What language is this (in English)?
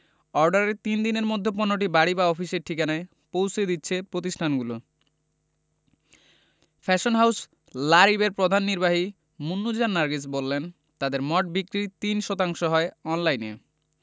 Bangla